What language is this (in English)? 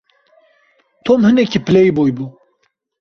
Kurdish